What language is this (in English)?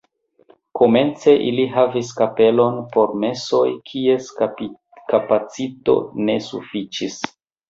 Esperanto